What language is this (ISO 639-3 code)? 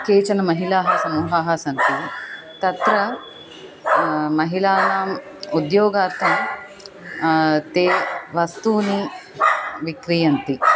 san